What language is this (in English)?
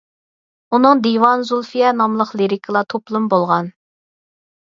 Uyghur